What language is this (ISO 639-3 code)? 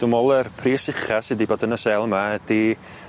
cym